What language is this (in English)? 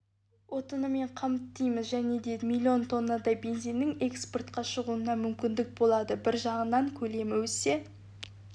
Kazakh